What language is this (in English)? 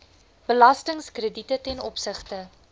Afrikaans